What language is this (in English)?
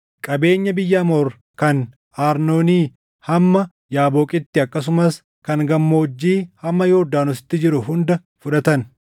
Oromo